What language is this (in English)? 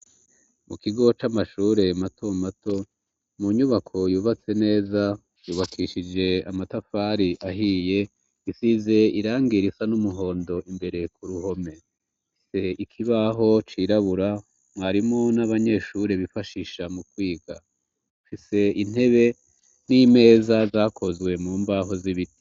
Rundi